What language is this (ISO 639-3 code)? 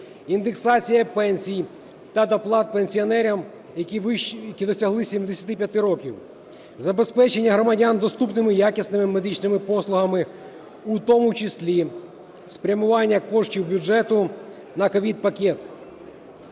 ukr